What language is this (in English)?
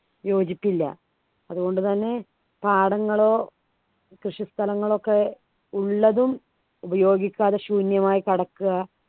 Malayalam